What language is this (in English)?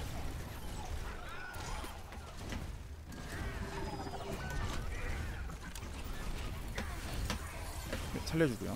Korean